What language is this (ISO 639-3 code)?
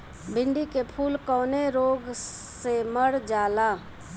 bho